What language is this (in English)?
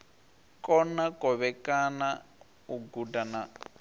Venda